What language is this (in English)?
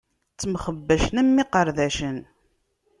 Kabyle